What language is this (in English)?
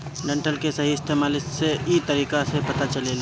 Bhojpuri